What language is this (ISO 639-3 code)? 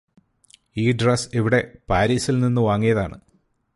mal